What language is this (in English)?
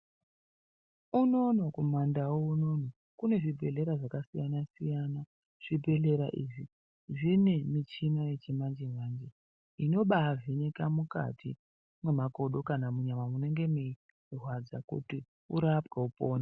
Ndau